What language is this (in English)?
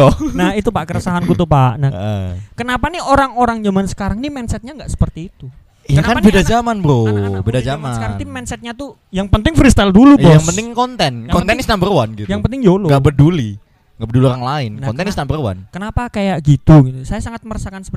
Indonesian